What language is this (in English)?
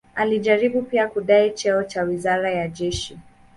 Swahili